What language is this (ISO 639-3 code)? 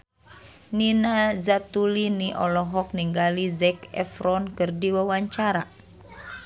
sun